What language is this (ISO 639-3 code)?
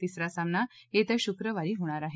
mar